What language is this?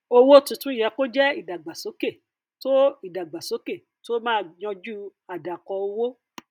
Yoruba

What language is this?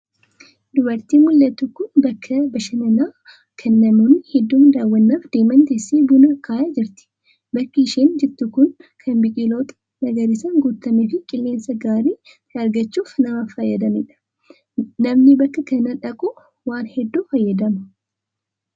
Oromo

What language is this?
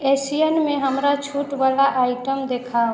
Maithili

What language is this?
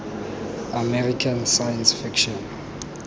Tswana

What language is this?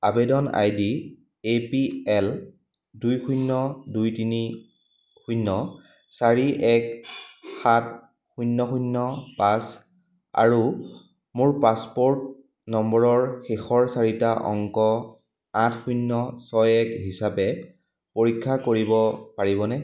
Assamese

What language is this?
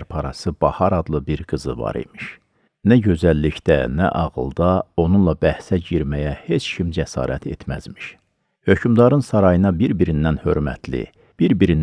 Turkish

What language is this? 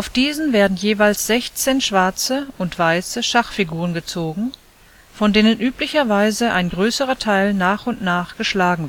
German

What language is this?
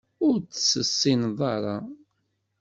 Kabyle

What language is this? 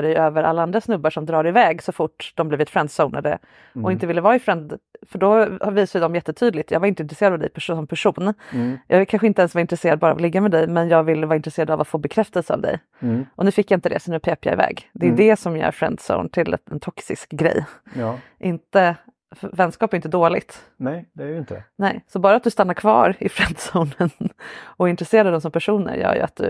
Swedish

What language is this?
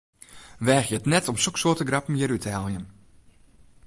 Western Frisian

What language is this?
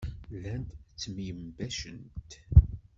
Kabyle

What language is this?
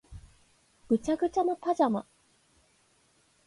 Japanese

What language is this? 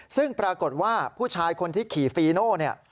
Thai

